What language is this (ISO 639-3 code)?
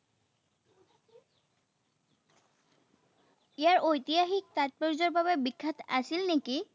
asm